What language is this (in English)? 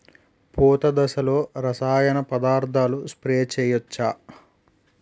Telugu